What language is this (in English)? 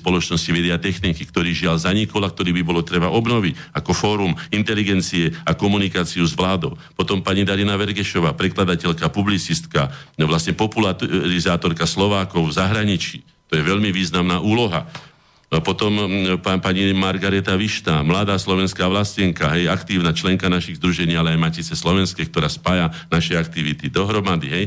Slovak